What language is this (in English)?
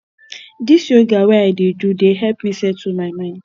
Nigerian Pidgin